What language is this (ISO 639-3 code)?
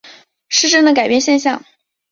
zho